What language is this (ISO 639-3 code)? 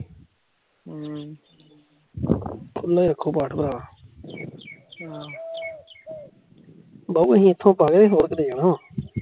pan